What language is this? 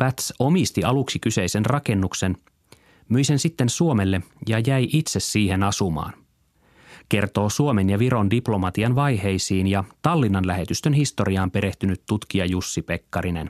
Finnish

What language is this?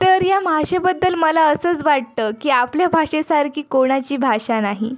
Marathi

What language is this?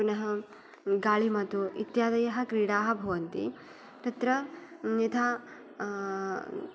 Sanskrit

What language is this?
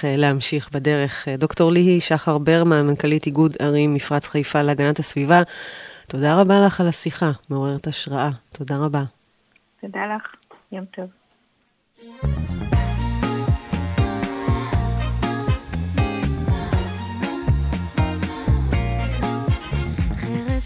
Hebrew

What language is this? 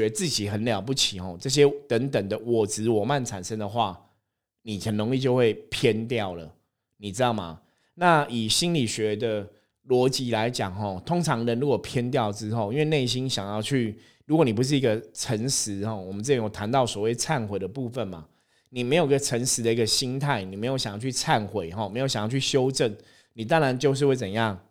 Chinese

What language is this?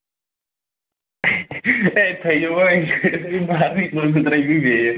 Kashmiri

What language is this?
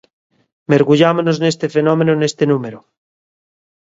Galician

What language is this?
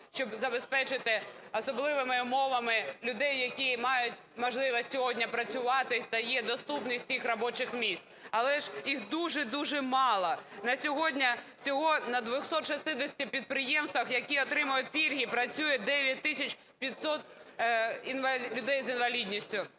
Ukrainian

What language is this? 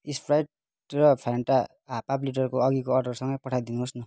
Nepali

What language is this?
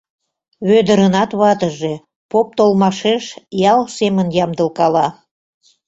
Mari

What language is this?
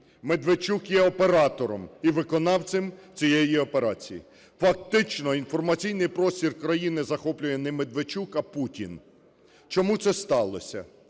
Ukrainian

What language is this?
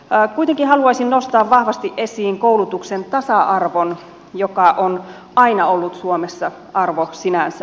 Finnish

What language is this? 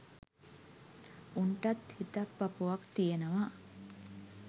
Sinhala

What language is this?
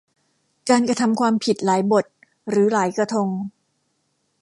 Thai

